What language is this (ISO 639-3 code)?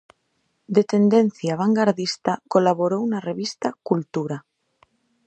glg